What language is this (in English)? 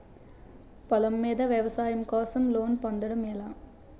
Telugu